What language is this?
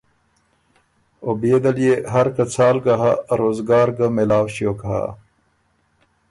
Ormuri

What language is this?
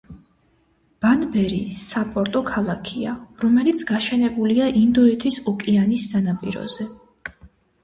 Georgian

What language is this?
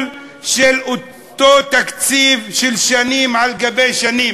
Hebrew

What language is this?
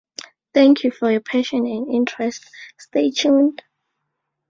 English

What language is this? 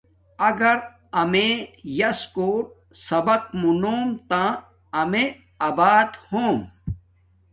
Domaaki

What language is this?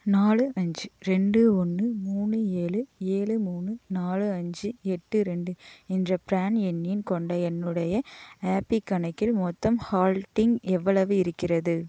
Tamil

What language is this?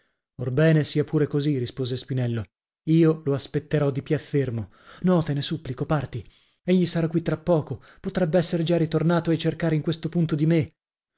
Italian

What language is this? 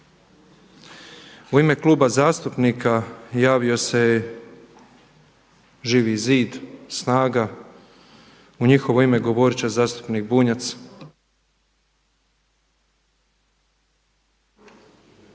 Croatian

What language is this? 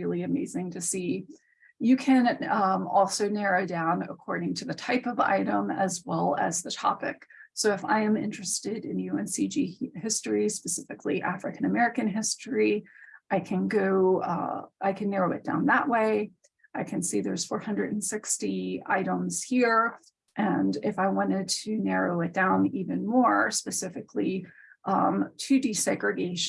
English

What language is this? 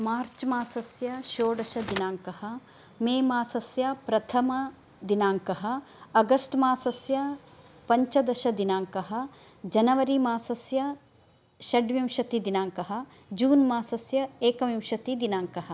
Sanskrit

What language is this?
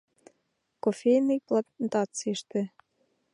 Mari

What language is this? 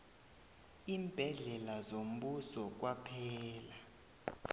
South Ndebele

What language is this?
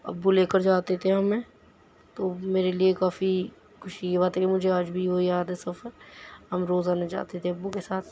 Urdu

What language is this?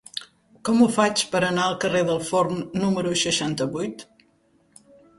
Catalan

